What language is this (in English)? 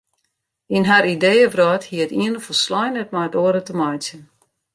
Western Frisian